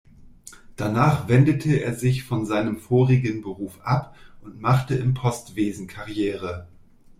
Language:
German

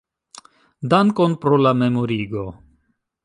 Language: Esperanto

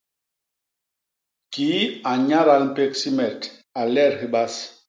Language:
Basaa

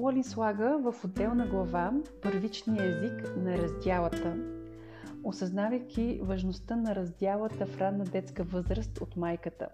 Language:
Bulgarian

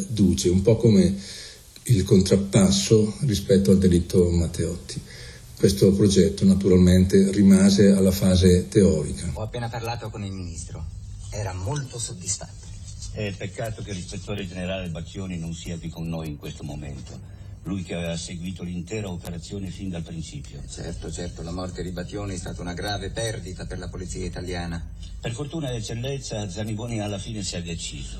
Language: Italian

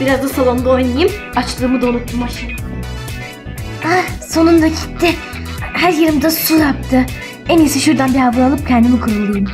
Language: Turkish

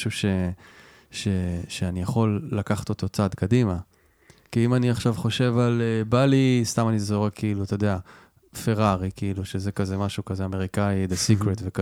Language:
Hebrew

